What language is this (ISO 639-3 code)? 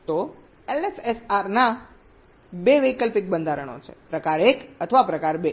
guj